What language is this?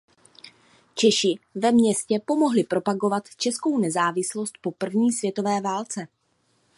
Czech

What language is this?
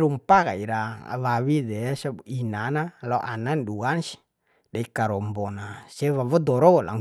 Bima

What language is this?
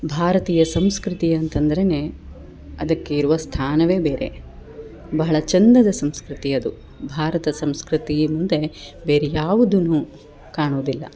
Kannada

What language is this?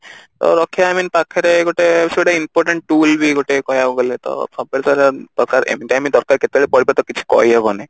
Odia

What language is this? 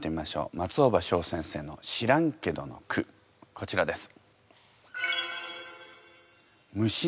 Japanese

